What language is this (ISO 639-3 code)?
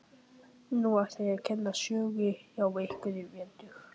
isl